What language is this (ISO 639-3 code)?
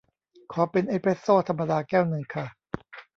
tha